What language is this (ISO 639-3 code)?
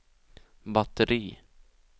swe